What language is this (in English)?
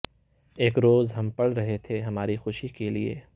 Urdu